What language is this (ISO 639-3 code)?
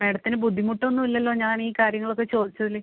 mal